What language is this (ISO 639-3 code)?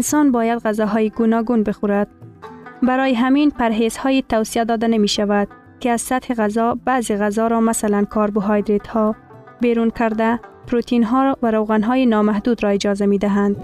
fas